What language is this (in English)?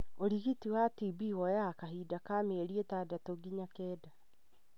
Kikuyu